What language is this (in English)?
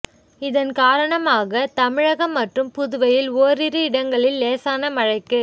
Tamil